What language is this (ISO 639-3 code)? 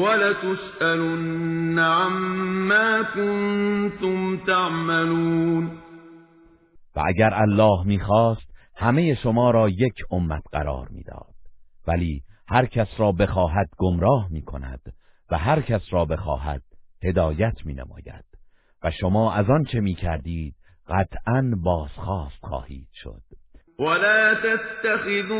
fas